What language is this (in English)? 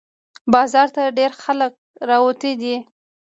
Pashto